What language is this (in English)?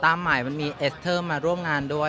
Thai